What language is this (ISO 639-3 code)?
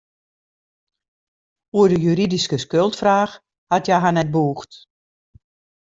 fry